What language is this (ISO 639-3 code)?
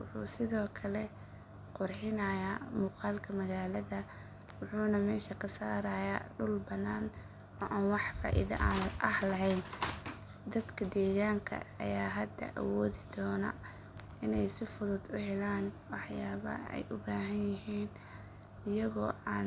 som